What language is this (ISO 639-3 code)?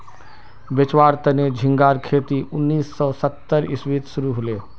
mag